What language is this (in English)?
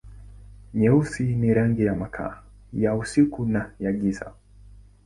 Swahili